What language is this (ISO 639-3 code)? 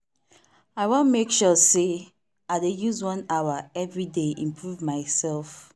pcm